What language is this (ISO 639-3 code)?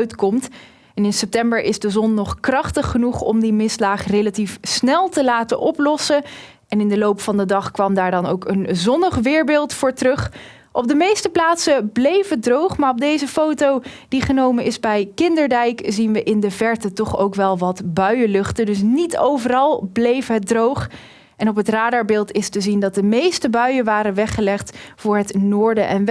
nld